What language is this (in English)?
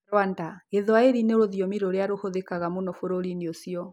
Kikuyu